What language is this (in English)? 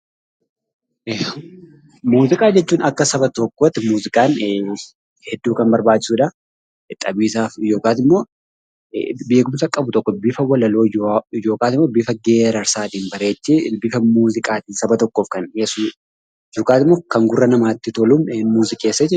Oromo